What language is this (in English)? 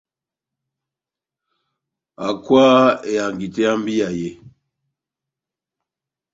Batanga